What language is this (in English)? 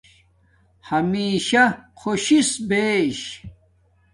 Domaaki